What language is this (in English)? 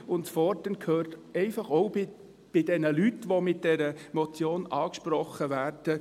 Swiss German